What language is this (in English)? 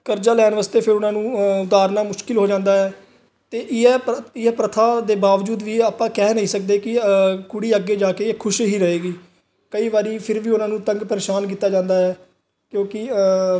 Punjabi